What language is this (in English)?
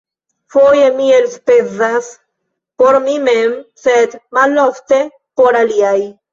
Esperanto